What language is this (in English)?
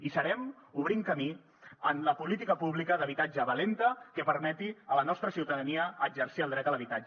Catalan